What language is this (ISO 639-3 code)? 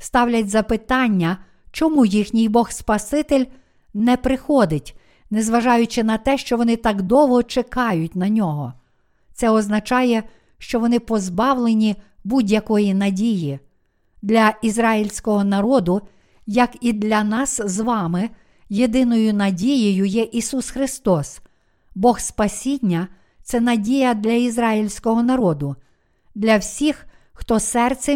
ukr